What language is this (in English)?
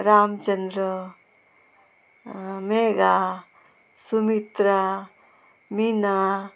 Konkani